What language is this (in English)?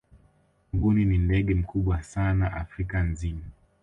Swahili